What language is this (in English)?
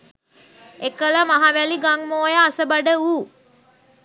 Sinhala